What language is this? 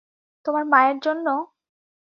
Bangla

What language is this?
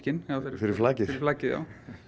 Icelandic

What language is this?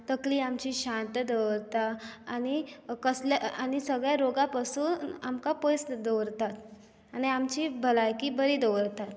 Konkani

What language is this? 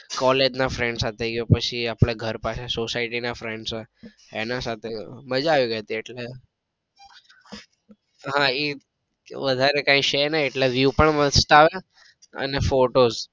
Gujarati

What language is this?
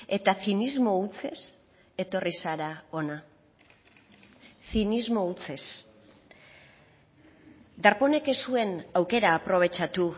Basque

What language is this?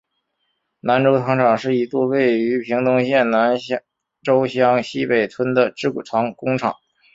Chinese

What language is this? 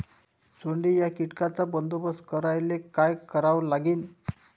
Marathi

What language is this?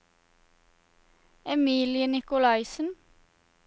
Norwegian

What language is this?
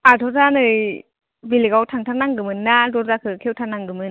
Bodo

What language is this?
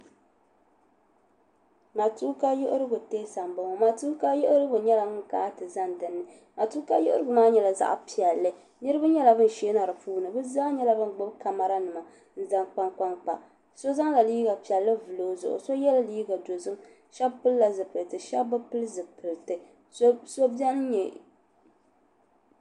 Dagbani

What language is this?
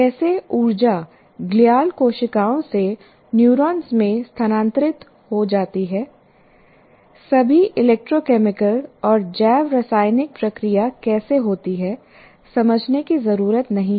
Hindi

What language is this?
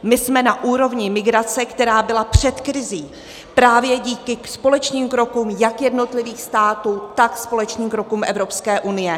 Czech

